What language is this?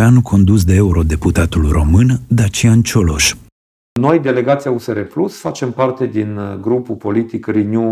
Romanian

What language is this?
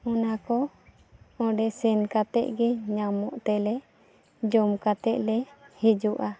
Santali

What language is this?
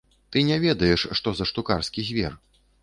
Belarusian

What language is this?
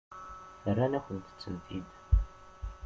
Kabyle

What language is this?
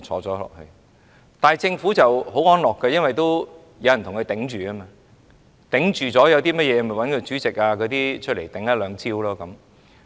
Cantonese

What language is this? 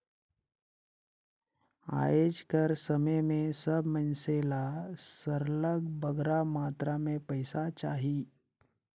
Chhattisgarhi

